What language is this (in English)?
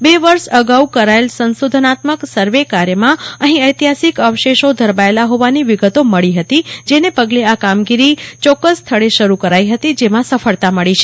Gujarati